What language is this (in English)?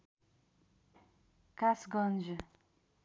Nepali